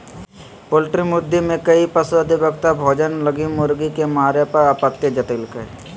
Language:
Magahi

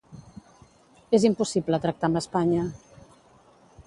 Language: Catalan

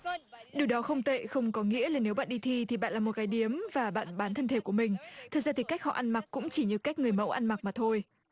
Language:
Vietnamese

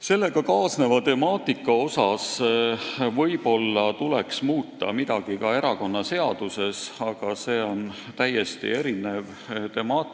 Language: Estonian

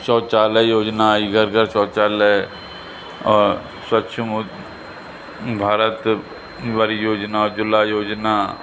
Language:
Sindhi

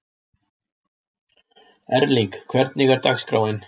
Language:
Icelandic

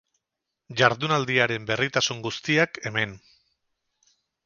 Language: Basque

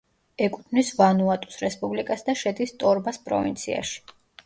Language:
Georgian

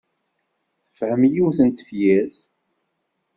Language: Kabyle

